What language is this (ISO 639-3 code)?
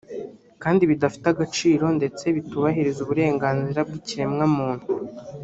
kin